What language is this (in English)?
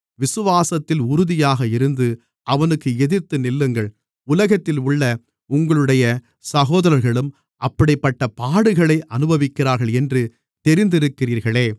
Tamil